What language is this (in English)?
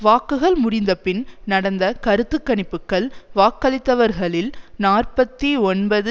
Tamil